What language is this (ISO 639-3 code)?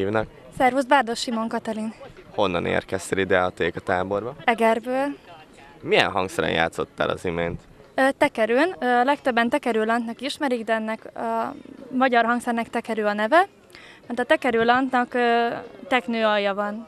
hun